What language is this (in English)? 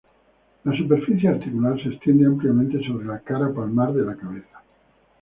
Spanish